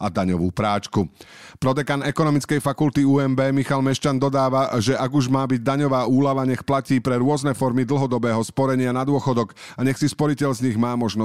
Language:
Slovak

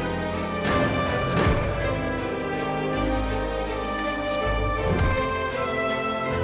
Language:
Korean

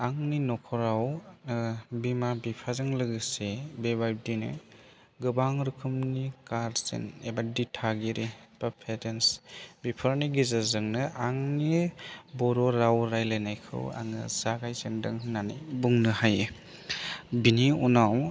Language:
Bodo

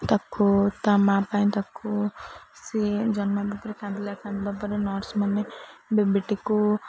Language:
Odia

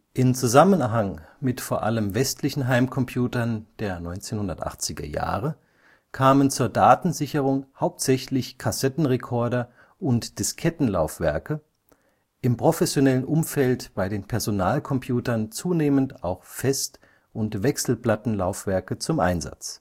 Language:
German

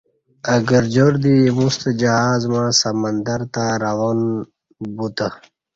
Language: Kati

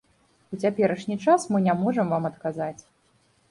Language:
Belarusian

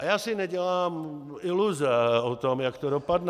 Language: Czech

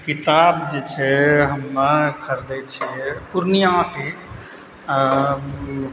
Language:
Maithili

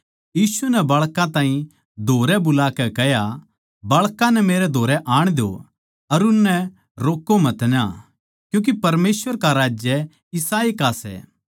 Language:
Haryanvi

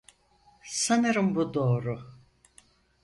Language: Turkish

